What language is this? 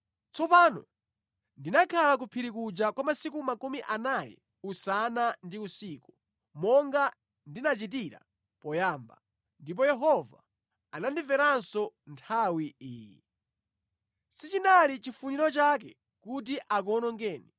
Nyanja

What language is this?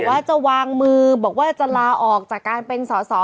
Thai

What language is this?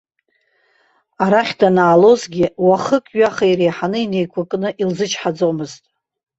Abkhazian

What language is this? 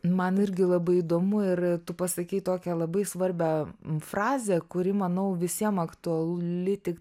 Lithuanian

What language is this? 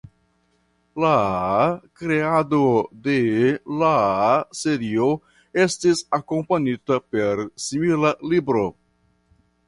Esperanto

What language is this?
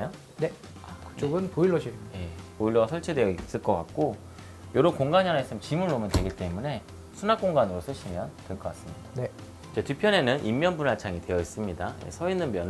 Korean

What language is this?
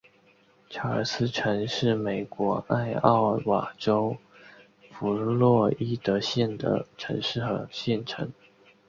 Chinese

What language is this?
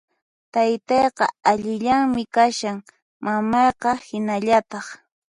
Puno Quechua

